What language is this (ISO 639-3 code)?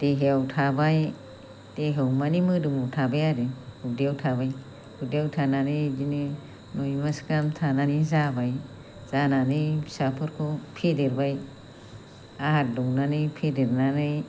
brx